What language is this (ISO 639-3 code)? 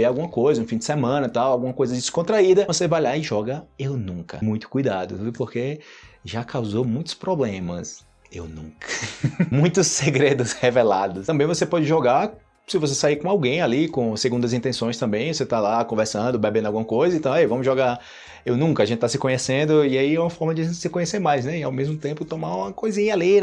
por